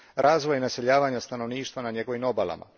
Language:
Croatian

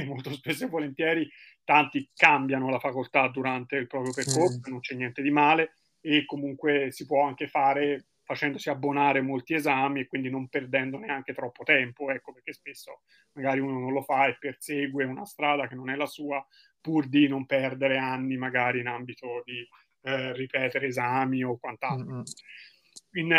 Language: Italian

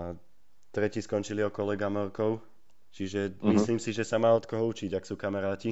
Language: Slovak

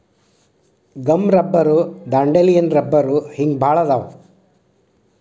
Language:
Kannada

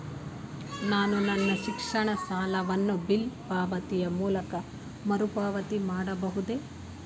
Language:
Kannada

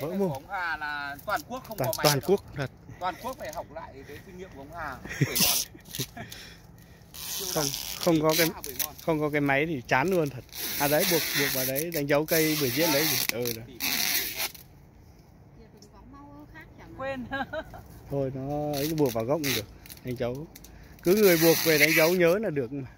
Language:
Vietnamese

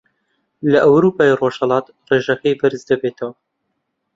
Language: Central Kurdish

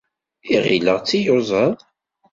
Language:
Kabyle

